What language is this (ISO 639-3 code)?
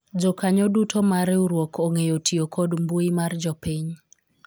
luo